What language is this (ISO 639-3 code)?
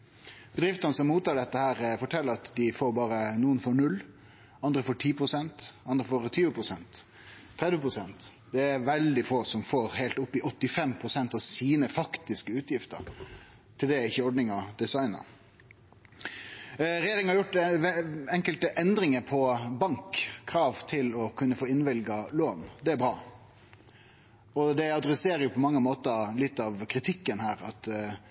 nno